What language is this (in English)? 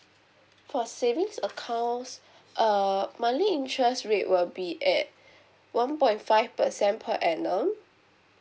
English